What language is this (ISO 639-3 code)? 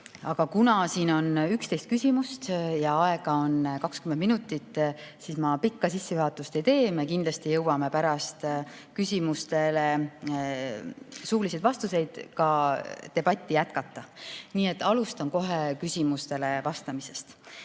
est